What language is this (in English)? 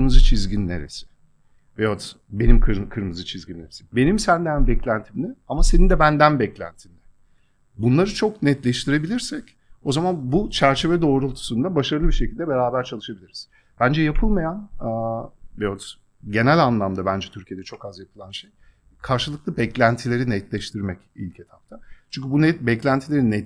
Turkish